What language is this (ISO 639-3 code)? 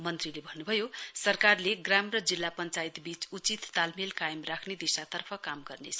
nep